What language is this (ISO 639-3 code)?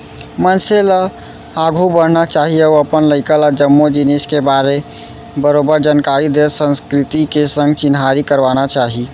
hne